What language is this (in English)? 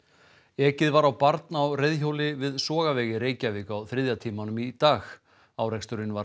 Icelandic